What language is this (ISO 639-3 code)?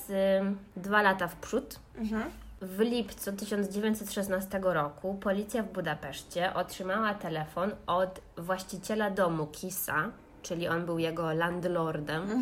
pol